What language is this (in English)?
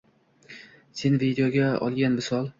Uzbek